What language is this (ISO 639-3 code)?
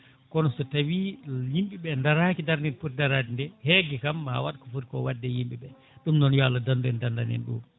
ful